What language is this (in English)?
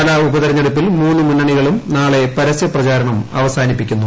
Malayalam